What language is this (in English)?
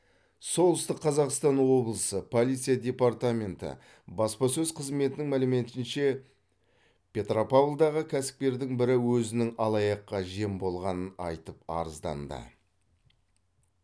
Kazakh